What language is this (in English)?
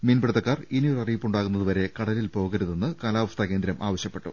Malayalam